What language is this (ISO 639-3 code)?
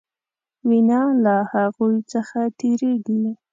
pus